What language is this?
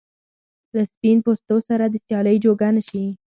Pashto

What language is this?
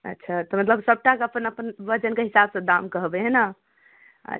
Maithili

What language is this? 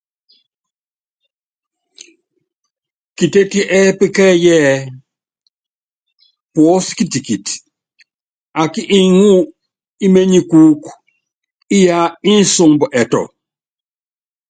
Yangben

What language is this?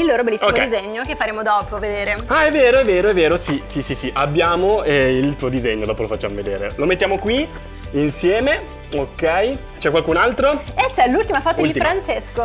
Italian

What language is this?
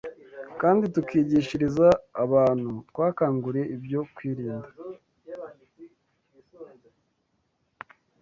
Kinyarwanda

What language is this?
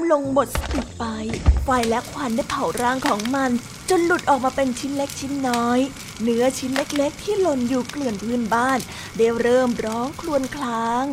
Thai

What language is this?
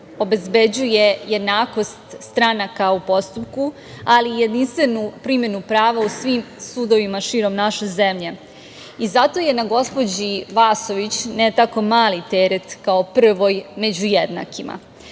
Serbian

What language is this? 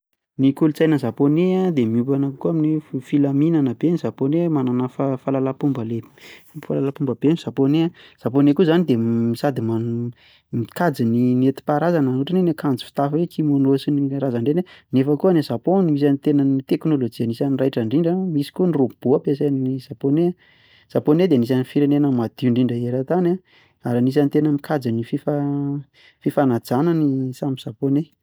Malagasy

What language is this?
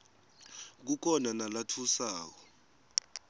Swati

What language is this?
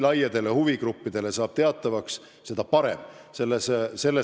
Estonian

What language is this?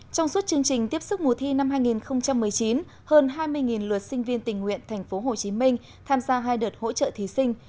Vietnamese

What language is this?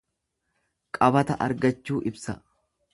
Oromo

